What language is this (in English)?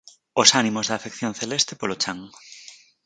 Galician